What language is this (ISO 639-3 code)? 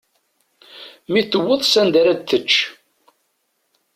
kab